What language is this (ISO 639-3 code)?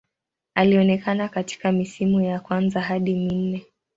swa